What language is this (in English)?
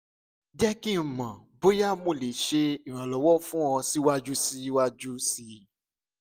Yoruba